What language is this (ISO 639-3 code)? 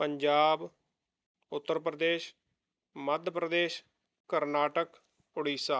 pan